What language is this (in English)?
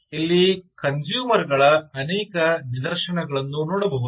Kannada